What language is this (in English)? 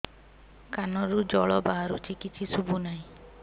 Odia